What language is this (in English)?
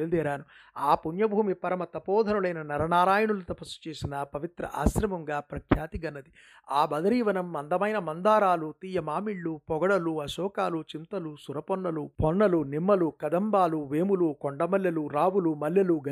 Telugu